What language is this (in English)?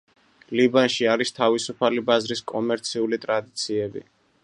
Georgian